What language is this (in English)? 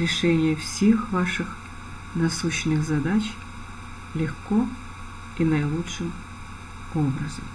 Russian